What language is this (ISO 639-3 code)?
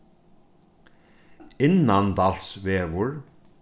fao